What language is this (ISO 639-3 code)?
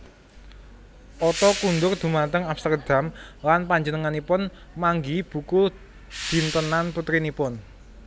jav